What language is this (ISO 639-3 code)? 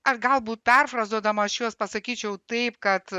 lit